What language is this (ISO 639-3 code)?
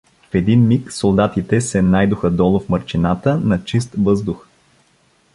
bul